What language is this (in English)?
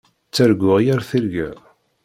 Kabyle